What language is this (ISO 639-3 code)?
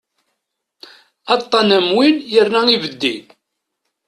kab